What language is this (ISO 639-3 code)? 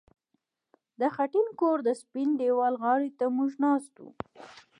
pus